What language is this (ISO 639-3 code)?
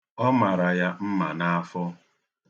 ibo